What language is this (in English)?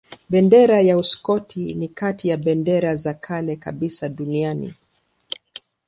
Swahili